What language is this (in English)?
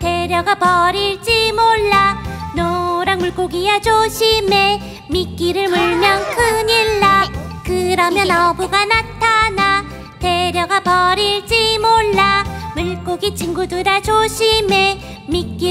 Korean